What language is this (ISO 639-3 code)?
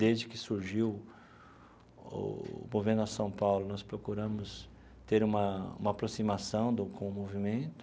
por